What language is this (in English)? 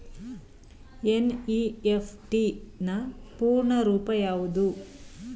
Kannada